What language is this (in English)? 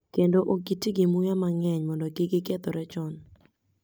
Luo (Kenya and Tanzania)